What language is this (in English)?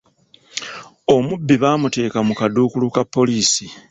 Ganda